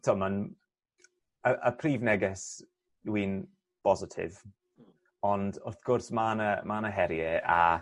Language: Welsh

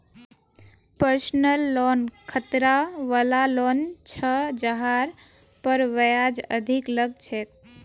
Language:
Magahi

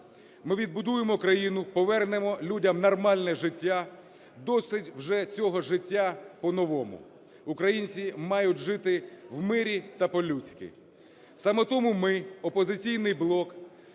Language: Ukrainian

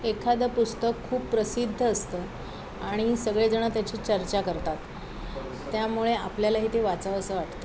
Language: Marathi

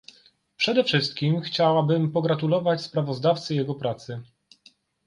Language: Polish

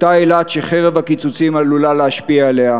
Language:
Hebrew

